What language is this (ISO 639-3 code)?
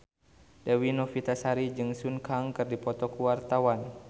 sun